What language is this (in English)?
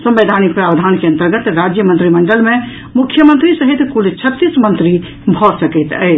Maithili